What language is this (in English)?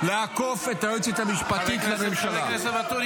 Hebrew